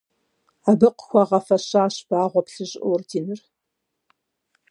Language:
Kabardian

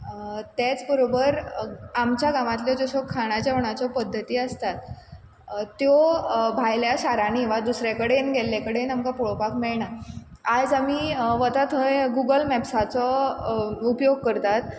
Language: Konkani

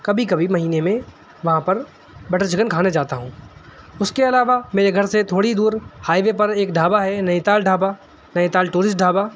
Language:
Urdu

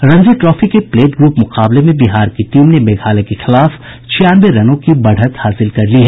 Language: Hindi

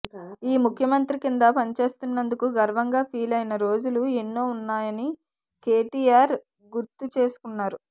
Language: Telugu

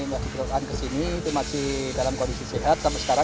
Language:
Indonesian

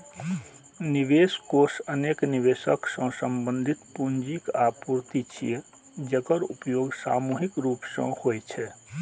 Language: Maithili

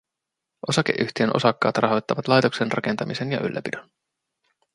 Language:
Finnish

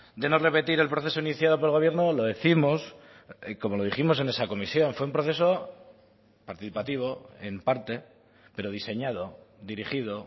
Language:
Spanish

